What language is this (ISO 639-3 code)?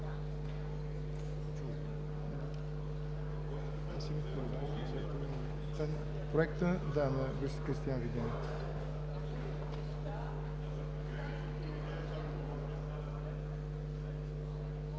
bul